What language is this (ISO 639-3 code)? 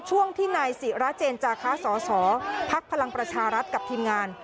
tha